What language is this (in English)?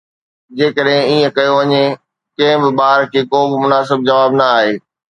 Sindhi